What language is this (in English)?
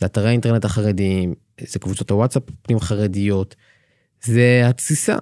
Hebrew